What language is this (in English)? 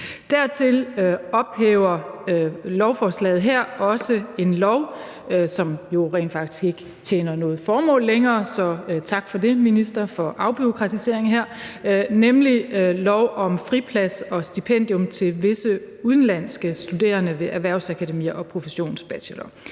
Danish